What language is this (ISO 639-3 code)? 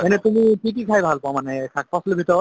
asm